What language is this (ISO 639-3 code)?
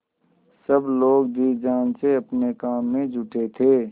hin